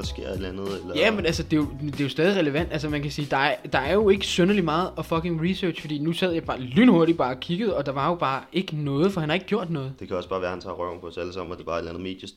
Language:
Danish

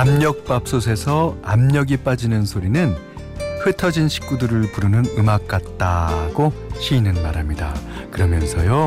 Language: Korean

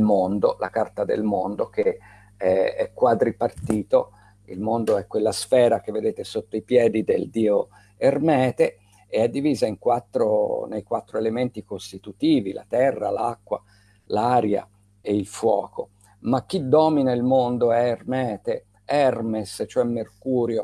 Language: Italian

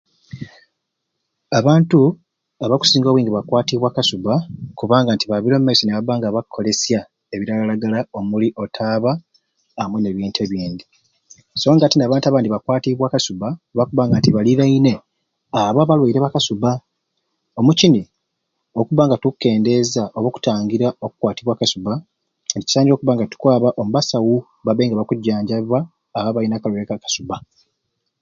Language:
Ruuli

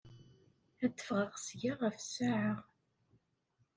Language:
Kabyle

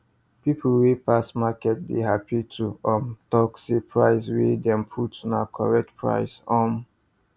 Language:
Nigerian Pidgin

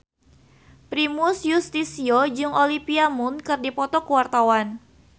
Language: Sundanese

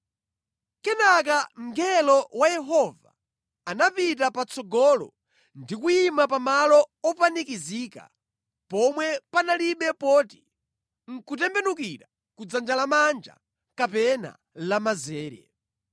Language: Nyanja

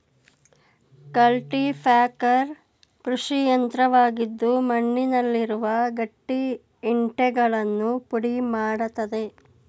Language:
Kannada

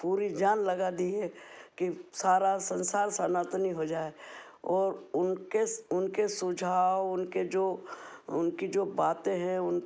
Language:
Hindi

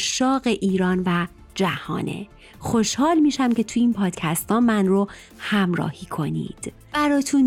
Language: Persian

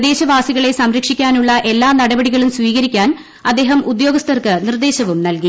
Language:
Malayalam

